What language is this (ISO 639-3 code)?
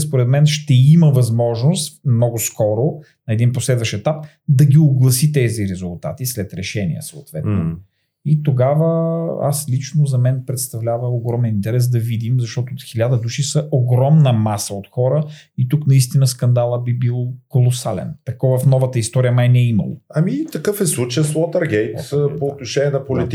bul